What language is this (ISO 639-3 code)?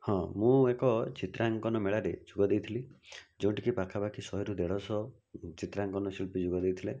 ori